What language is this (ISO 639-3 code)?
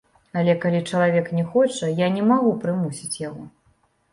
bel